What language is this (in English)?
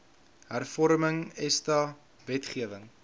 Afrikaans